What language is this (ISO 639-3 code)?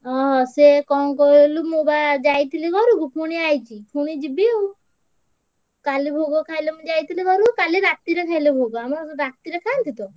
ori